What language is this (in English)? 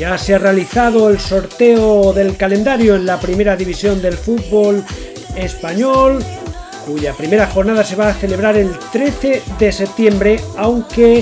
Spanish